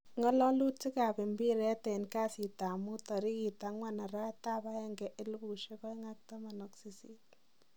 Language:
Kalenjin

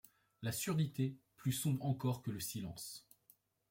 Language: French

